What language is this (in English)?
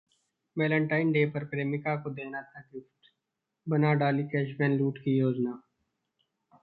Hindi